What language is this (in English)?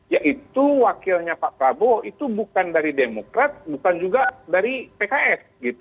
Indonesian